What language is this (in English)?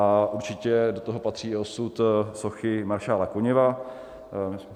Czech